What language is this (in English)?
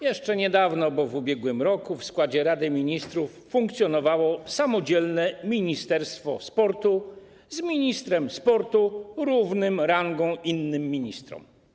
Polish